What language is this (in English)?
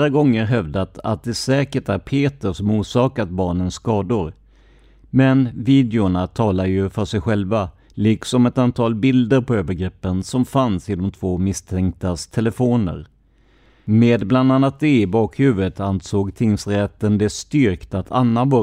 Swedish